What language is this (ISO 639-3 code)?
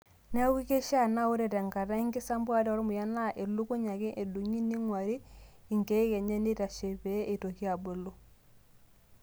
mas